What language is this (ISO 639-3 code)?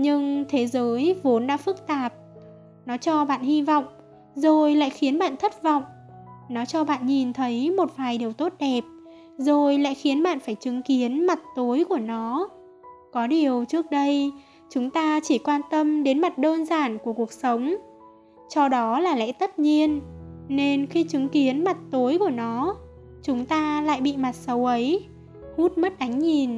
vie